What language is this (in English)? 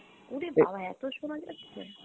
Bangla